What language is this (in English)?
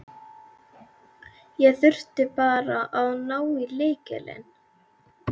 Icelandic